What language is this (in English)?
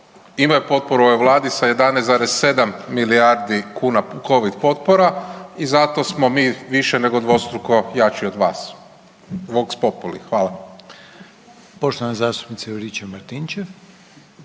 Croatian